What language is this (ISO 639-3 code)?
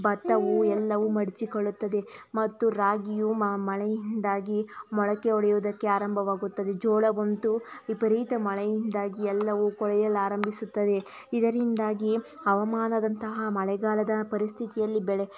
kan